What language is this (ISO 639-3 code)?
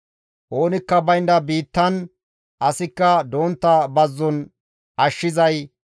gmv